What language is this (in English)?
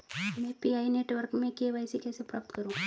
Hindi